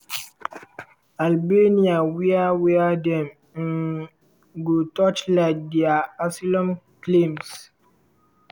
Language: Nigerian Pidgin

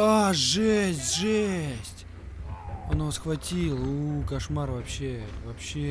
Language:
Russian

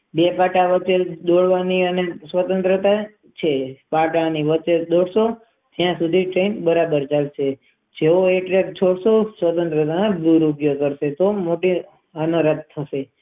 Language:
Gujarati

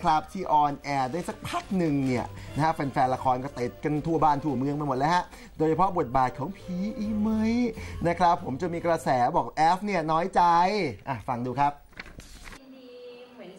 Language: Thai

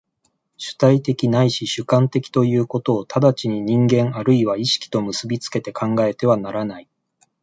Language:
Japanese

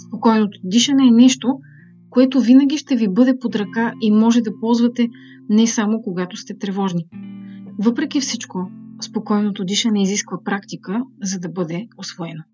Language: Bulgarian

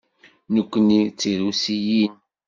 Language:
Kabyle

